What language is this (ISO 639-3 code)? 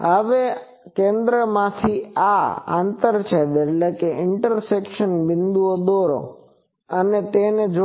guj